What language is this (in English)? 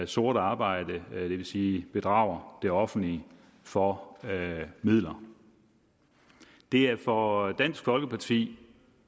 Danish